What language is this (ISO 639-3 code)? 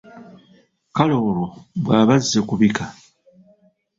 lug